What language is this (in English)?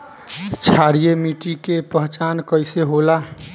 Bhojpuri